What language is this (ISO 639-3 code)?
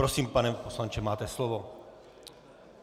ces